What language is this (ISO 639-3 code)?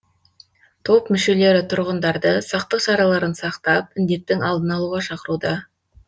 kaz